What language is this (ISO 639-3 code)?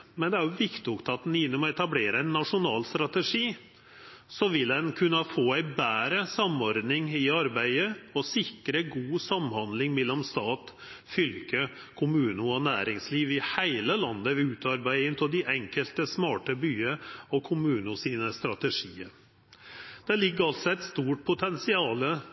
nno